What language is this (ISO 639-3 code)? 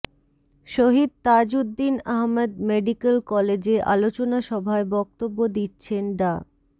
ben